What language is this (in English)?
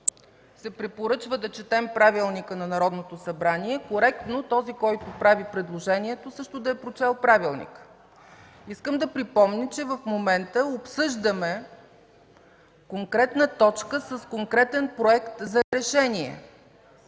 Bulgarian